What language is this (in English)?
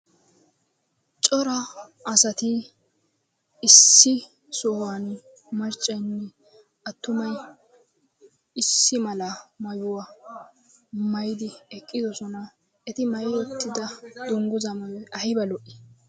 Wolaytta